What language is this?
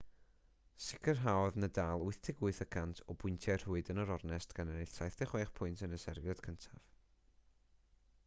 Welsh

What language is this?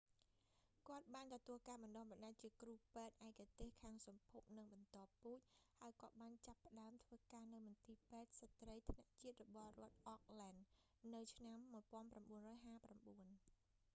Khmer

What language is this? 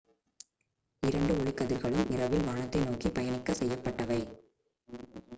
Tamil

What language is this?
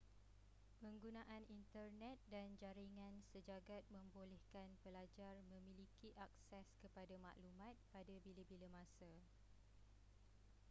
Malay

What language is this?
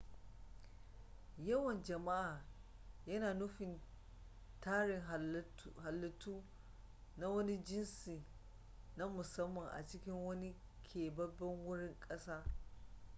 Hausa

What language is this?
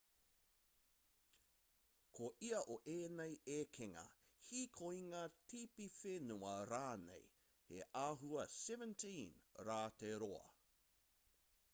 Māori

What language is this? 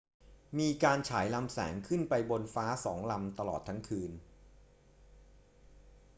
Thai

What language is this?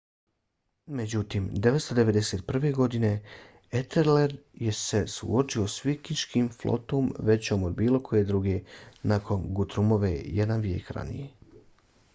Bosnian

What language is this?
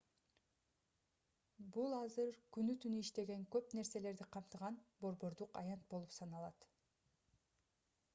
Kyrgyz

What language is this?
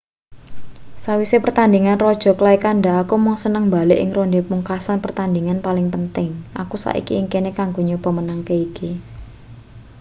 Javanese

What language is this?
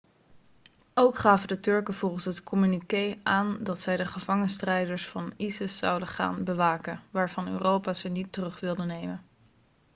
Dutch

